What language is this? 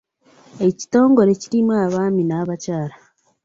Ganda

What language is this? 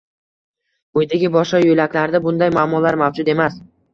Uzbek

